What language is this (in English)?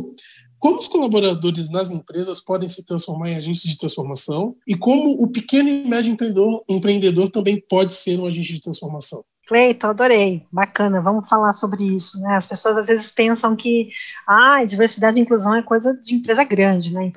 Portuguese